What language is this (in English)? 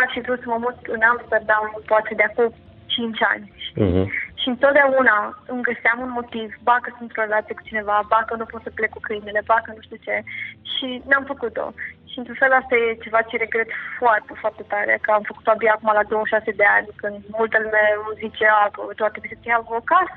Romanian